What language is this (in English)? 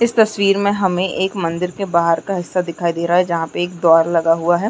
Chhattisgarhi